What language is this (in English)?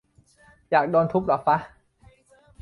Thai